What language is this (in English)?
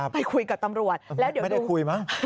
Thai